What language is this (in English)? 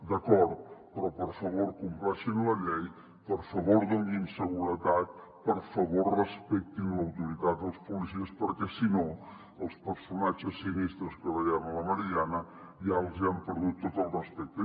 Catalan